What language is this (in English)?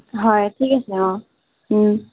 Assamese